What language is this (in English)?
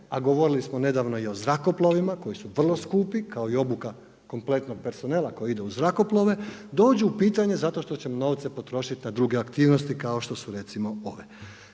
Croatian